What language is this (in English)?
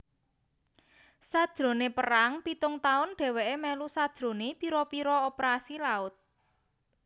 Javanese